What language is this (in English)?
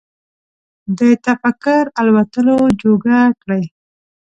Pashto